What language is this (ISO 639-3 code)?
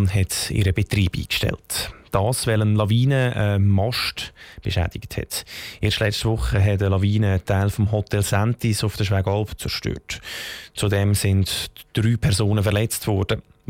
deu